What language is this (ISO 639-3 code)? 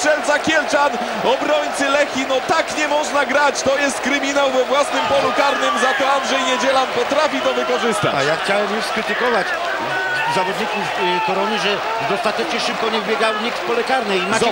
pol